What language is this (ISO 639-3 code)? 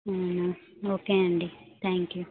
tel